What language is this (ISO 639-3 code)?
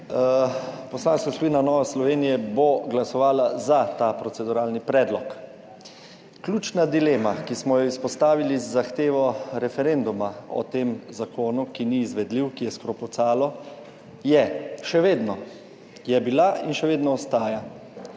slv